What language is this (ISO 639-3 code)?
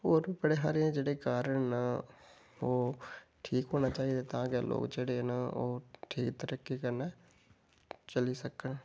doi